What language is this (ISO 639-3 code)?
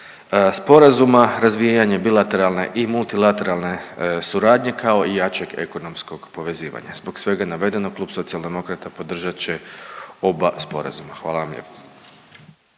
hrv